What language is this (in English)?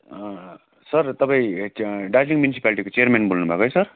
Nepali